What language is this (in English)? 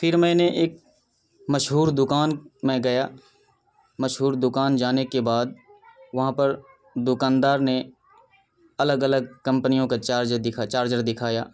Urdu